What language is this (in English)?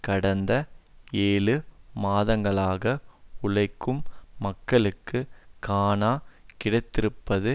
Tamil